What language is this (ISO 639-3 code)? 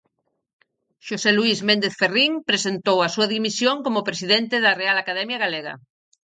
glg